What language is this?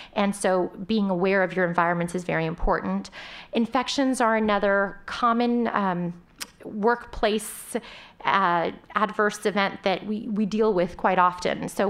English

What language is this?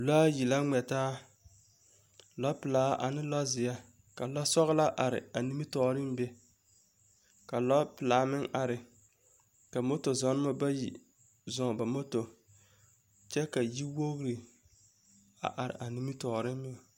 Southern Dagaare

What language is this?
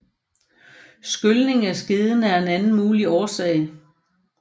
Danish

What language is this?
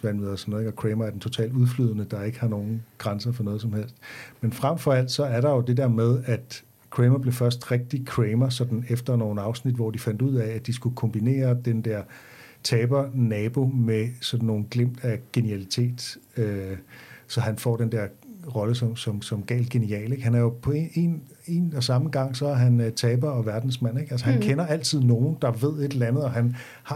Danish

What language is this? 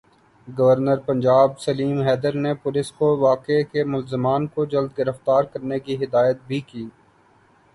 Urdu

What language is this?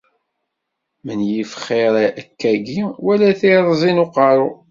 Kabyle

